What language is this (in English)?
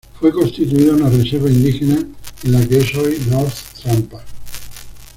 Spanish